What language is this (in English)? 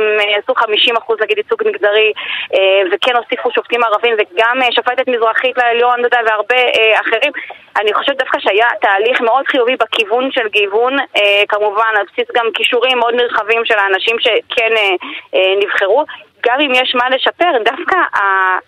Hebrew